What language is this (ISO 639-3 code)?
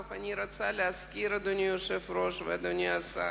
heb